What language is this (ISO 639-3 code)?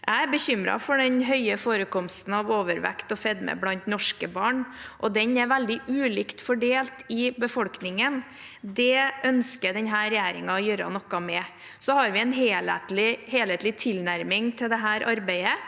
nor